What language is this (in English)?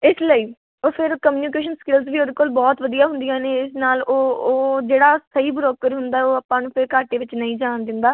Punjabi